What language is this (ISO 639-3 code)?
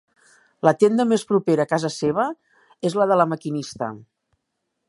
cat